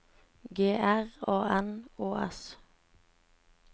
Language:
Norwegian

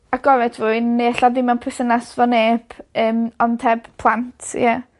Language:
Welsh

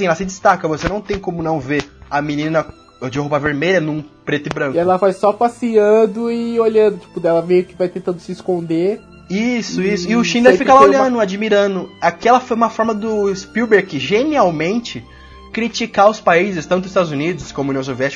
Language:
Portuguese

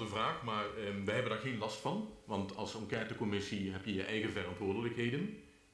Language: Dutch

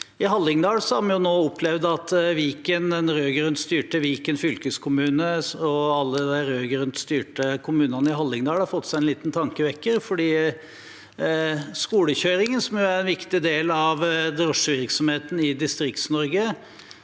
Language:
Norwegian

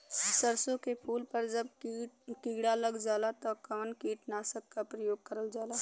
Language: Bhojpuri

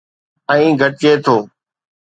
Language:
Sindhi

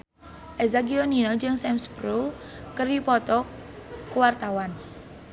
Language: Sundanese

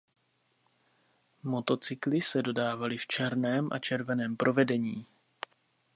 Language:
Czech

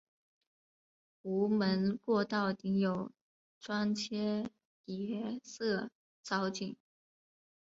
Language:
Chinese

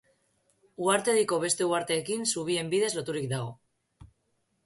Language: Basque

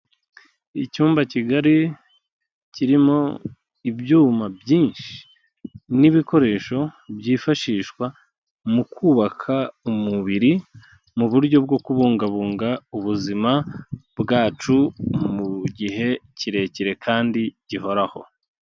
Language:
Kinyarwanda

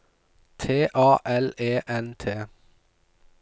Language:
Norwegian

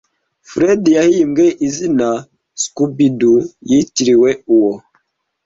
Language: Kinyarwanda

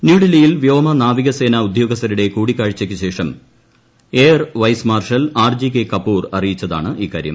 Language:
Malayalam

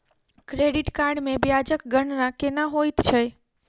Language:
Maithili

